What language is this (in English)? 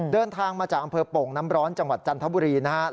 Thai